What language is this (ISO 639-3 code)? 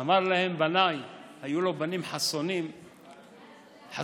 heb